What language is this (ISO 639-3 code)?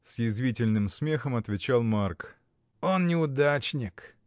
rus